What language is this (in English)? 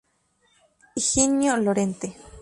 Spanish